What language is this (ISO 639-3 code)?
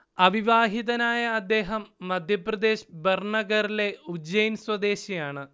mal